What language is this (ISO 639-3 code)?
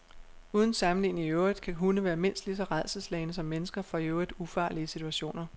dan